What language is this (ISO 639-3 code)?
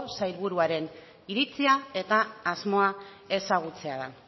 eus